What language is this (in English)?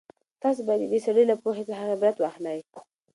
Pashto